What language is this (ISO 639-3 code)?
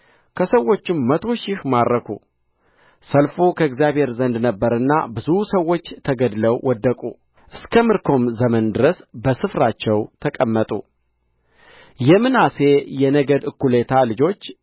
amh